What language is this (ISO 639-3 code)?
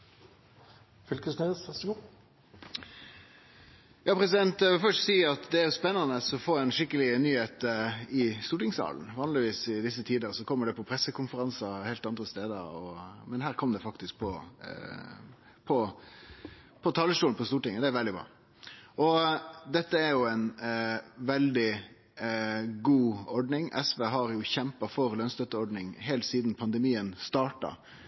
nno